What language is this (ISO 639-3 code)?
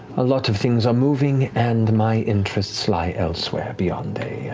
eng